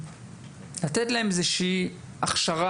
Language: Hebrew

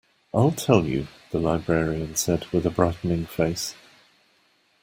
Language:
English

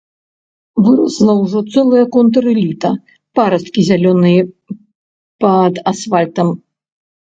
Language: Belarusian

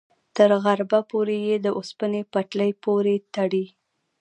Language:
Pashto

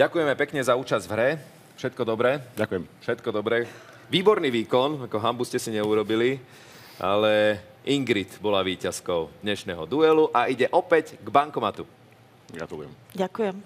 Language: Slovak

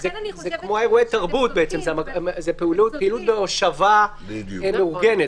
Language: Hebrew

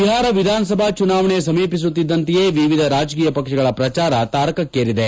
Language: Kannada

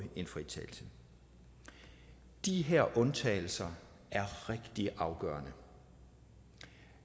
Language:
Danish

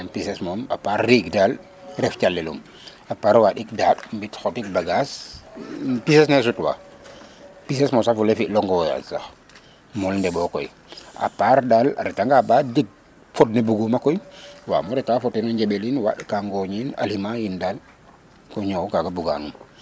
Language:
Serer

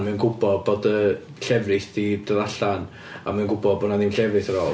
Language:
Welsh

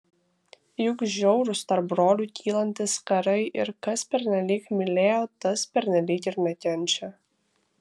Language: Lithuanian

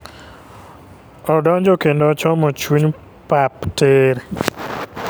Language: Luo (Kenya and Tanzania)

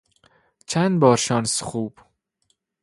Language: Persian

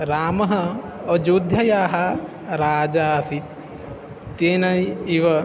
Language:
Sanskrit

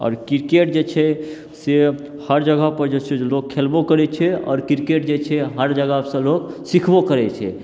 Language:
Maithili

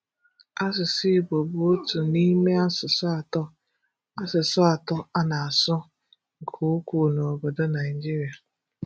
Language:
Igbo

